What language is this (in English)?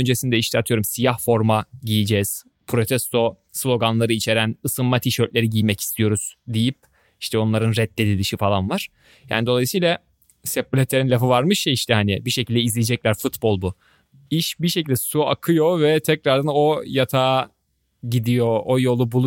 Turkish